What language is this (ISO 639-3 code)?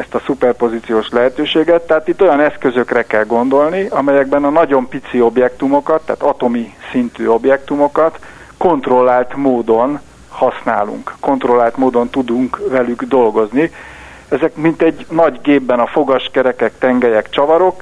hun